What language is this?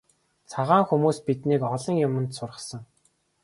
Mongolian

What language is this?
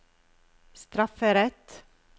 Norwegian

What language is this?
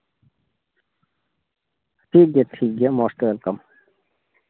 Santali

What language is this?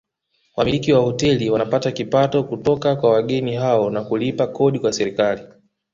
Swahili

